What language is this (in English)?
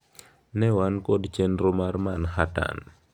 Luo (Kenya and Tanzania)